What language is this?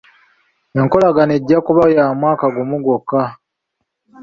Ganda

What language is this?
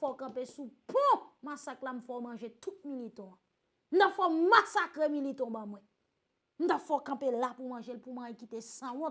French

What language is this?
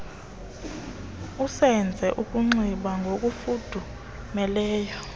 Xhosa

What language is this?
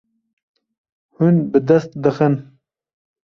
Kurdish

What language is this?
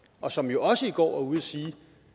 Danish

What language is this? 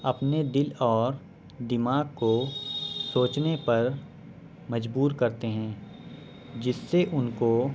Urdu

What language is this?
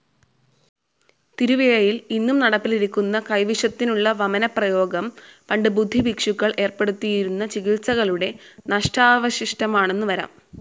Malayalam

